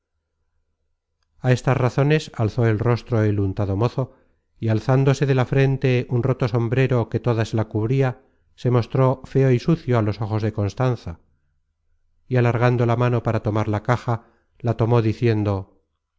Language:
Spanish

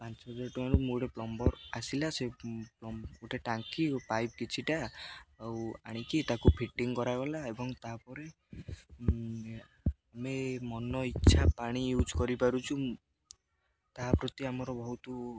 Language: Odia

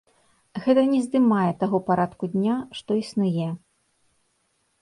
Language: Belarusian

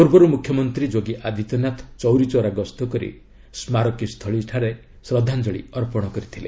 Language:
Odia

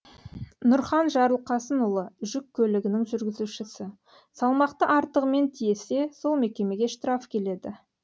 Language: Kazakh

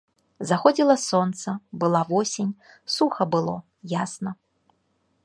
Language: Belarusian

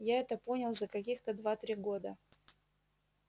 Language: Russian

